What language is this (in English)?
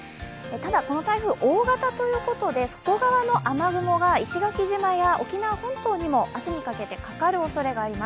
Japanese